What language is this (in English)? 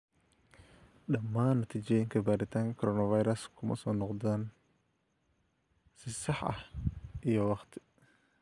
Somali